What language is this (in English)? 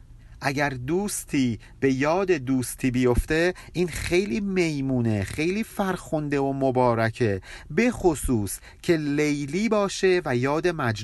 Persian